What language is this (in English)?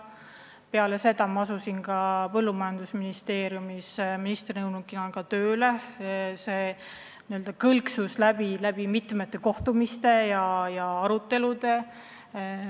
Estonian